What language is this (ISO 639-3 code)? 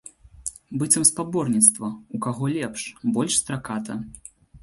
bel